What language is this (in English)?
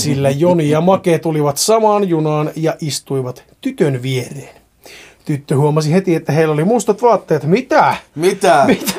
Finnish